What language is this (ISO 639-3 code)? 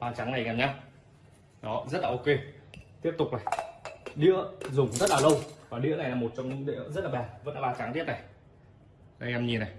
vie